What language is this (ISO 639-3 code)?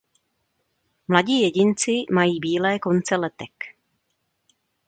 ces